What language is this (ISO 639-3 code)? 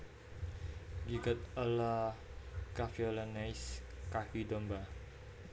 jav